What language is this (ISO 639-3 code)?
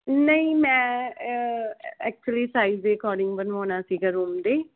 pan